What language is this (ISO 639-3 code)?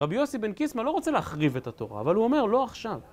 heb